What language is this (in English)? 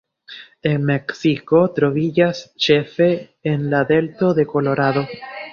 Esperanto